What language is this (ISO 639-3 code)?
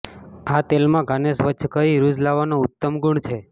guj